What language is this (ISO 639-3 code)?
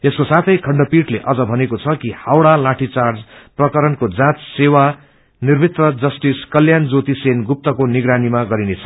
nep